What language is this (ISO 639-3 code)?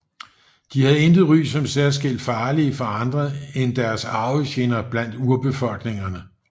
dan